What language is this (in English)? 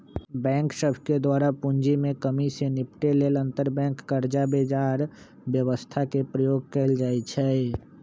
Magahi